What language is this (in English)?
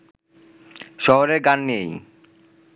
Bangla